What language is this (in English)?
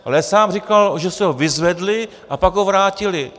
Czech